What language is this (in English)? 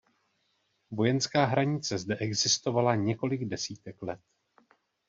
Czech